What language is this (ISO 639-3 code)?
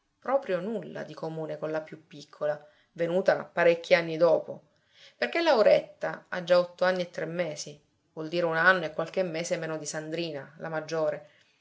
ita